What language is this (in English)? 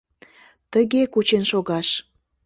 Mari